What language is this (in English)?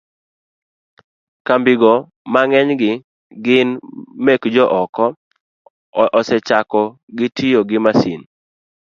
Luo (Kenya and Tanzania)